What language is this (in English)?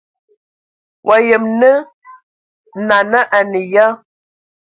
Ewondo